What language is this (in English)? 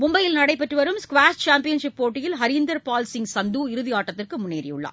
Tamil